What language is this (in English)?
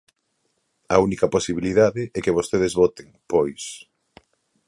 Galician